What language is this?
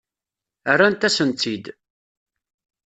Kabyle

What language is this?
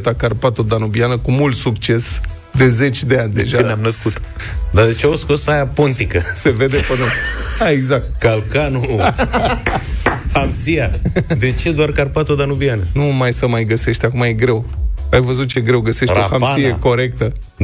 Romanian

